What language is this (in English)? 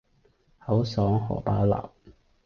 Cantonese